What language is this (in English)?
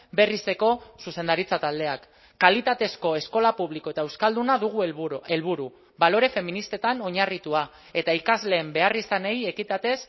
Basque